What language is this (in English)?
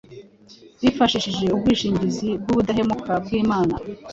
Kinyarwanda